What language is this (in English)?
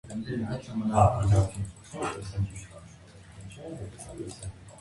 Armenian